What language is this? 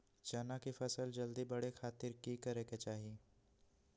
Magahi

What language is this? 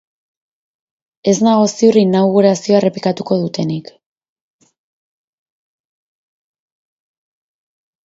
Basque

